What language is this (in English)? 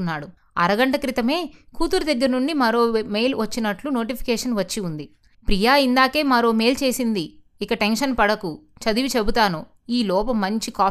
Telugu